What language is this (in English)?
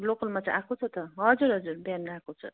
Nepali